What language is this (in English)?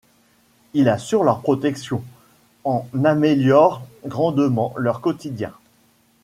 French